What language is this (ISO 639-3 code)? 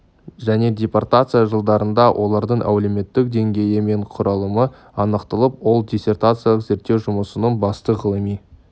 kaz